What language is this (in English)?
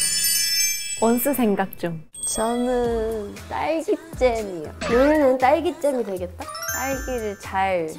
Korean